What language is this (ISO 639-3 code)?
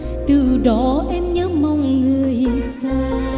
vie